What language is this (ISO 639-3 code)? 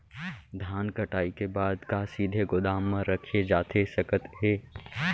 hne